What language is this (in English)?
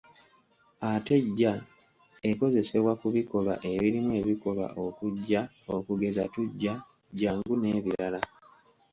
Ganda